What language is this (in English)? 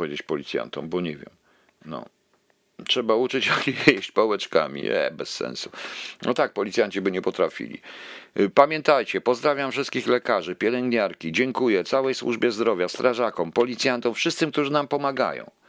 Polish